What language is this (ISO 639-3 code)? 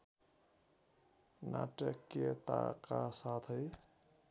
nep